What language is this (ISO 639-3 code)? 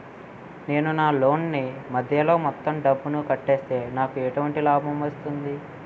tel